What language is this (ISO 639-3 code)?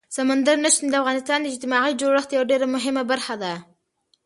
pus